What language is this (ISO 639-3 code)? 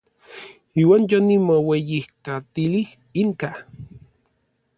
nlv